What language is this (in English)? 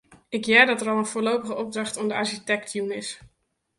Western Frisian